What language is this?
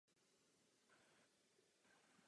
Czech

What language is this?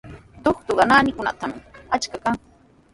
Sihuas Ancash Quechua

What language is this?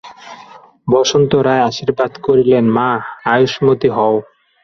Bangla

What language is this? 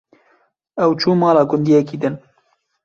Kurdish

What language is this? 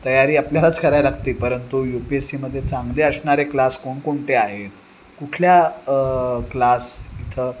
Marathi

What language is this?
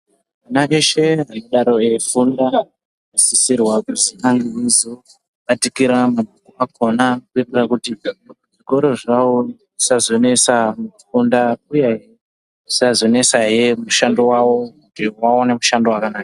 Ndau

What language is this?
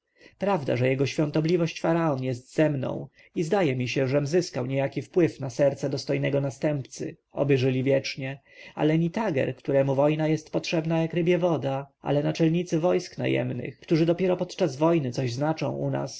Polish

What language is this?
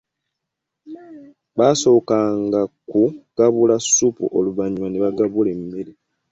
Ganda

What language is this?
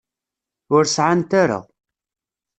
Kabyle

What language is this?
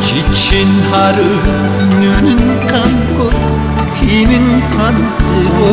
Korean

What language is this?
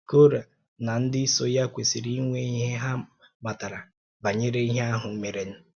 Igbo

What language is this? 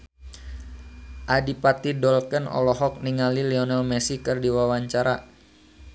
Sundanese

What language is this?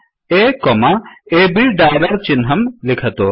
Sanskrit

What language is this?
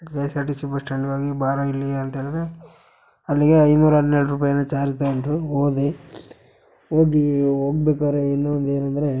Kannada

